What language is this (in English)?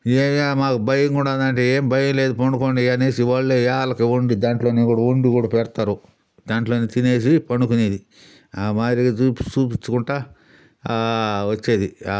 Telugu